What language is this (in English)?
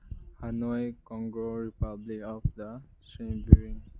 Manipuri